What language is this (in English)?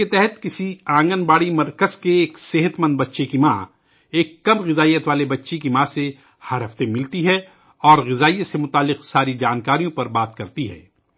Urdu